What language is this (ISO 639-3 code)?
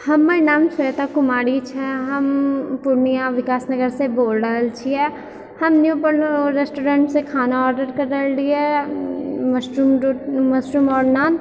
mai